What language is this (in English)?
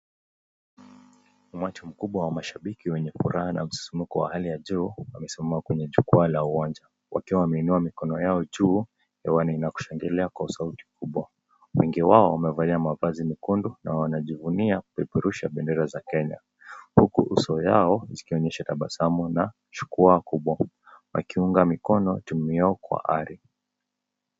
Swahili